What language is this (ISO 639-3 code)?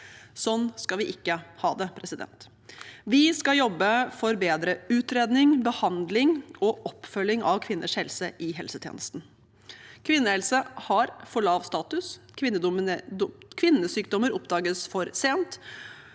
nor